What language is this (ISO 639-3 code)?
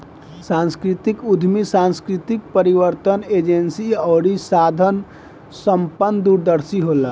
bho